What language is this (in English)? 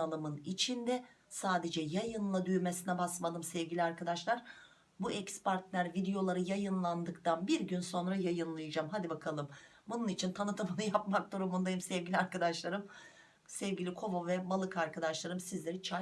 Turkish